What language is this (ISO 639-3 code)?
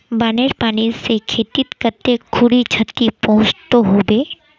mag